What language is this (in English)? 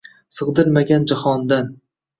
Uzbek